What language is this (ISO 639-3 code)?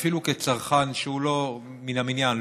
heb